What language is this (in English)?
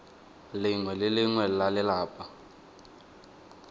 Tswana